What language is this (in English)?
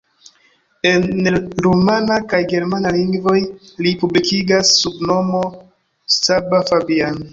Esperanto